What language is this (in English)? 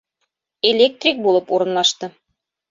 Bashkir